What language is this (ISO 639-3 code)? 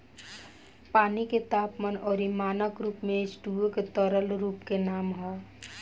bho